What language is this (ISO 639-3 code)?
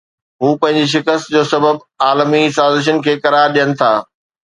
snd